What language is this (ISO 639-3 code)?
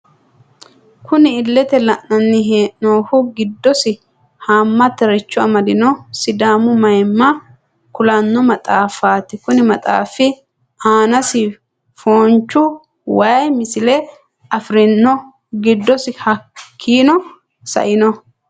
sid